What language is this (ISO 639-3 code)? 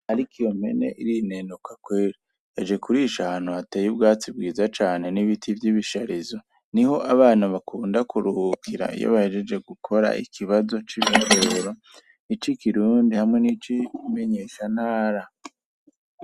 run